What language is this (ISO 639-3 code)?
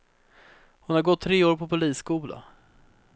swe